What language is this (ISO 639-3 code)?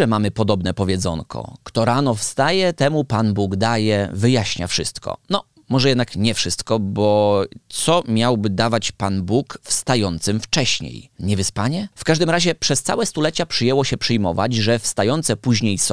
pol